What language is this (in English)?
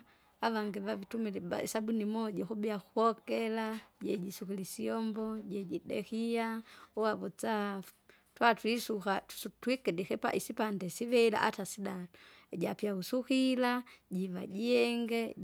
Kinga